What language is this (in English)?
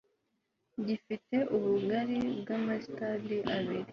Kinyarwanda